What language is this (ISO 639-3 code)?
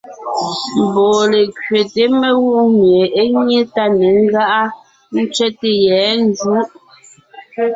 nnh